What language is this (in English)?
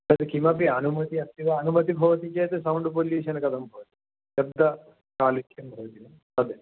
Sanskrit